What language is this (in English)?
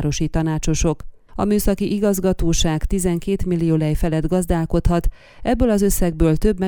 Hungarian